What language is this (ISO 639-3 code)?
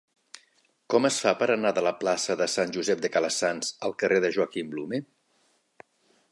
cat